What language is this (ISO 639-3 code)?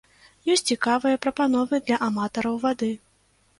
bel